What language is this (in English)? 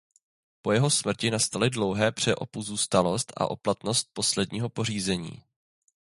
Czech